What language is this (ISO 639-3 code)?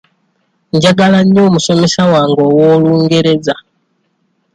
lug